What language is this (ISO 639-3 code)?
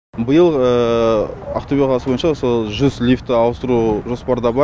kaz